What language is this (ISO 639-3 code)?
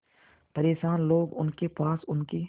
hin